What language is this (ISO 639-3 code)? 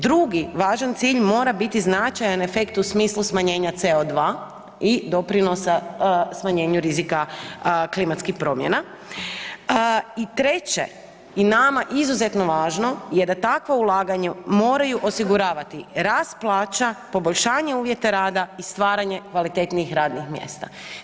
hrv